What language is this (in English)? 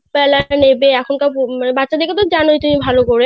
Bangla